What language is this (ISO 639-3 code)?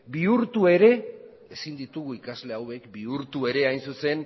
eus